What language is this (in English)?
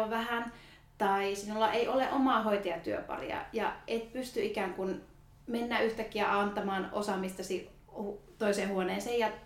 Finnish